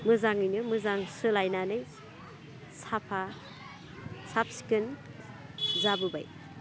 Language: Bodo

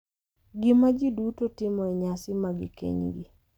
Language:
Luo (Kenya and Tanzania)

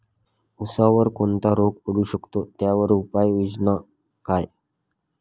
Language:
Marathi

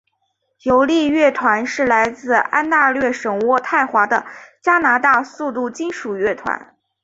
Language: Chinese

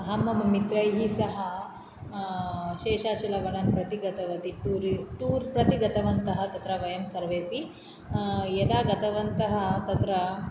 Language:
Sanskrit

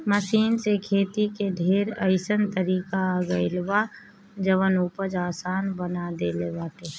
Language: Bhojpuri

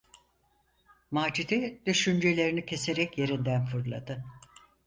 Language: Turkish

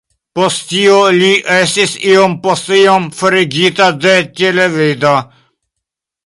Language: Esperanto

